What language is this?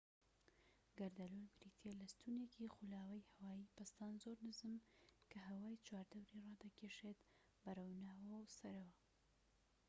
Central Kurdish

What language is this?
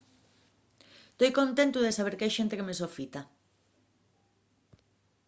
Asturian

